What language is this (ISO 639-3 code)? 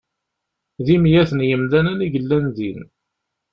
kab